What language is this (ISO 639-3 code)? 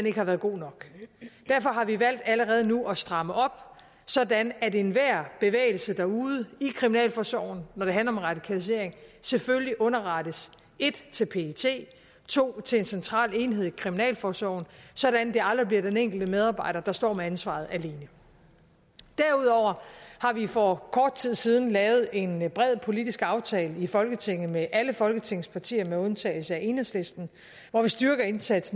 dan